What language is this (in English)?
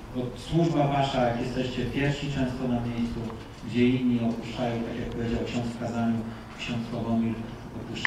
Polish